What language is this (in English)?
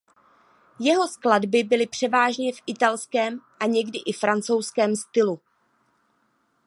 Czech